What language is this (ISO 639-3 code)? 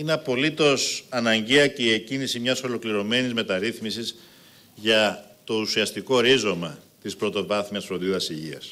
ell